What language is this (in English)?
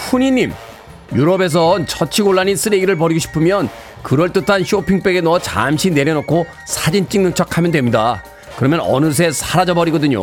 Korean